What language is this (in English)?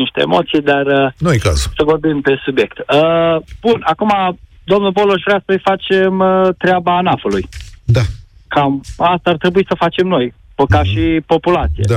Romanian